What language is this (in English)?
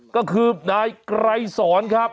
Thai